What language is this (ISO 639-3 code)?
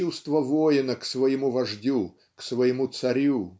rus